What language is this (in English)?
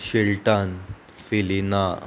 Konkani